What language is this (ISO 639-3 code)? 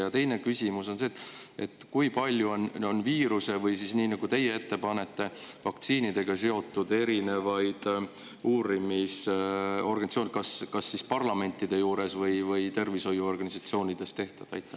est